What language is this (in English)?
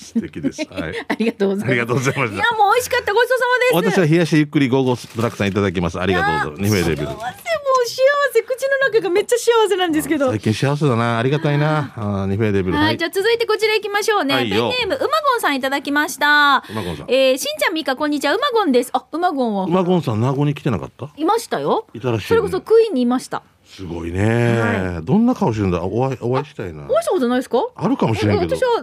Japanese